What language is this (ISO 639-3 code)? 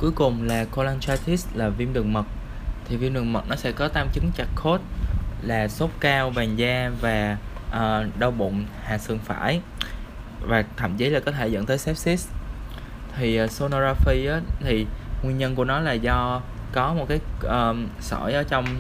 vie